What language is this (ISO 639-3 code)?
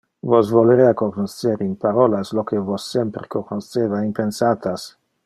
ina